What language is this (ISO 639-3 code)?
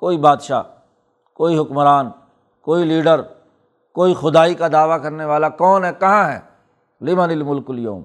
urd